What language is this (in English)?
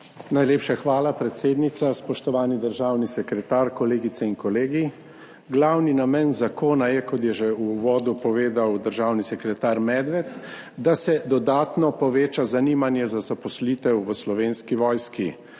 Slovenian